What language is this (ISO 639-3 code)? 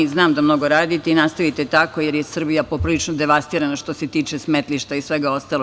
srp